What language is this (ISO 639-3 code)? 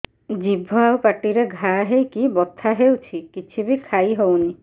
ori